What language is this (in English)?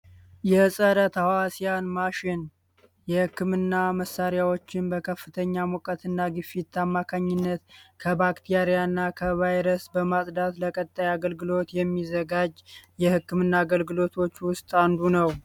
Amharic